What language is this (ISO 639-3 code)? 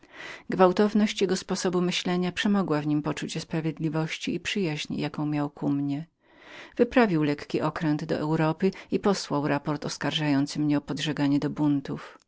pol